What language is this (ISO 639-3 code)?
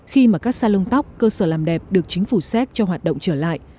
vie